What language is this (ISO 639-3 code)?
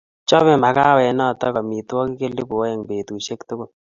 kln